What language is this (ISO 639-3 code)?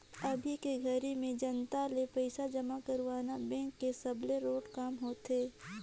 hne